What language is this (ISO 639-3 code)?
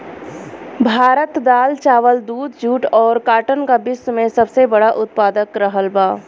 bho